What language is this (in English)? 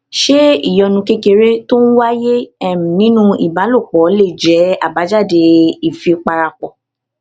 Yoruba